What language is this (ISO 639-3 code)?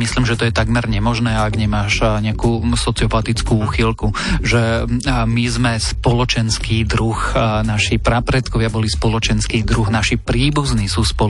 slk